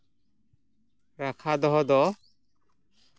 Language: Santali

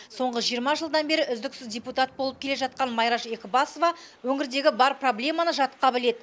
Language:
Kazakh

